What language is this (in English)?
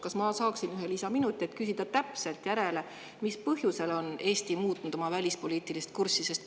Estonian